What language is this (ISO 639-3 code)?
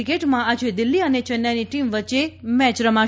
guj